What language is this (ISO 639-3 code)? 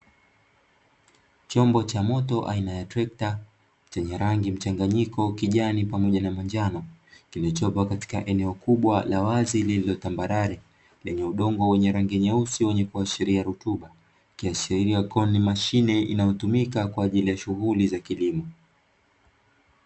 swa